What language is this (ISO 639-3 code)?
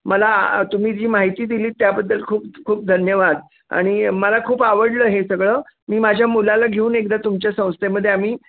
mar